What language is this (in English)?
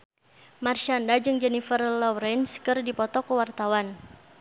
Sundanese